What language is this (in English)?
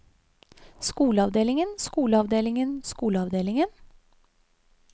Norwegian